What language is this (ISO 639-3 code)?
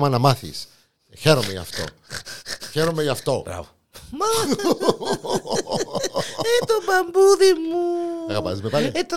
ell